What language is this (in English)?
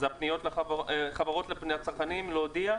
Hebrew